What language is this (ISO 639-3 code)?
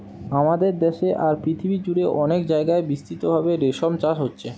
ben